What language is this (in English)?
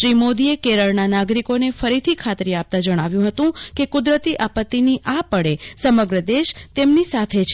Gujarati